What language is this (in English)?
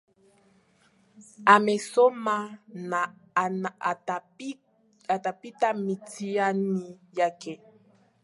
Swahili